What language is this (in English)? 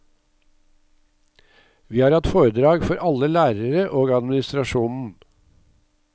Norwegian